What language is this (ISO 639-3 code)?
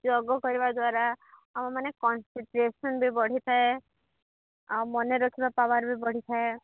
ori